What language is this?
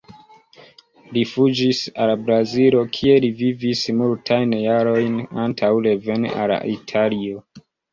Esperanto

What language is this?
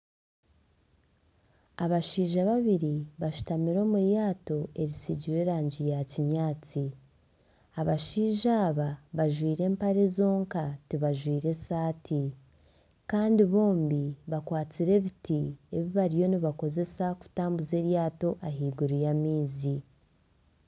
Nyankole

